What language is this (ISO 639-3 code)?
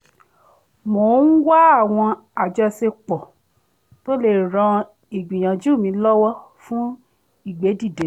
yor